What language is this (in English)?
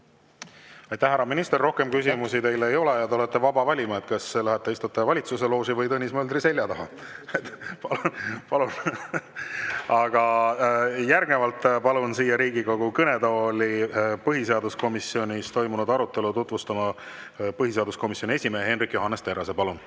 Estonian